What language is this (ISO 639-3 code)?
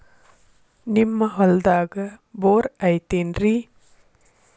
kan